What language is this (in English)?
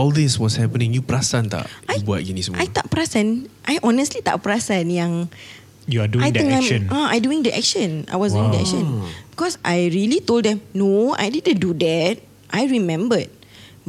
Malay